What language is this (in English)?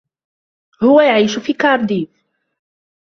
Arabic